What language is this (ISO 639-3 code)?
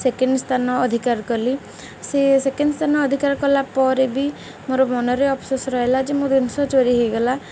ori